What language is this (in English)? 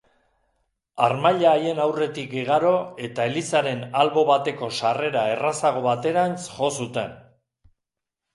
Basque